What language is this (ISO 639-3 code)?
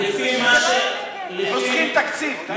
heb